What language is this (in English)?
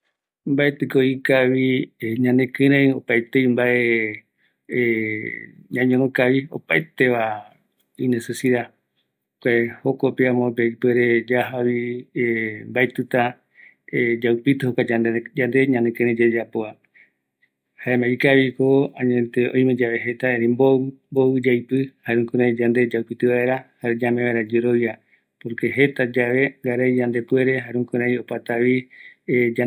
Eastern Bolivian Guaraní